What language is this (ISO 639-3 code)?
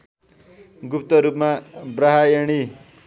nep